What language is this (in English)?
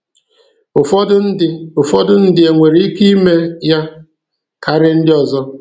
Igbo